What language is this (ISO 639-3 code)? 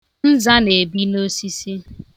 ibo